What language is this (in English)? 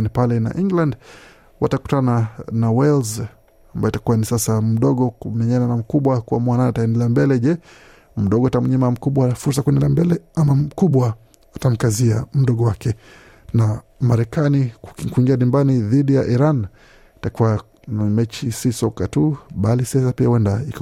Swahili